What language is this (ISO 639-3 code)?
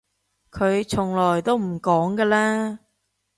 yue